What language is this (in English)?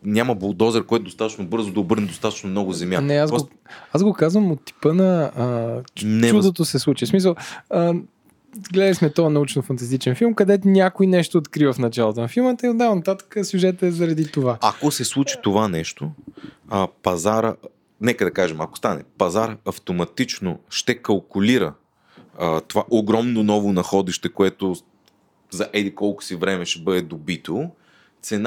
Bulgarian